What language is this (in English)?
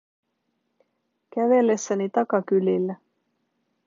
Finnish